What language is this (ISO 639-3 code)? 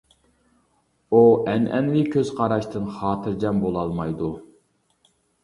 uig